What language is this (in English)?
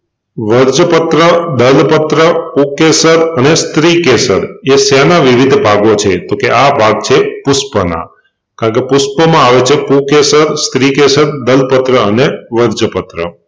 Gujarati